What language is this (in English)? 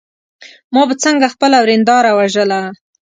Pashto